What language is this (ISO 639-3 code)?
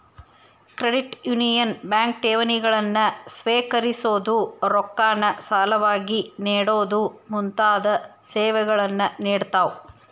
kan